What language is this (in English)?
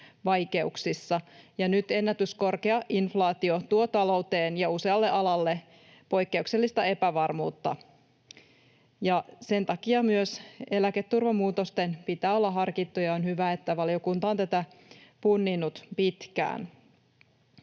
Finnish